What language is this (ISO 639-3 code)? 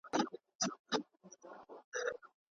pus